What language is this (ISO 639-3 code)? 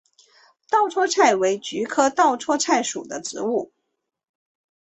zho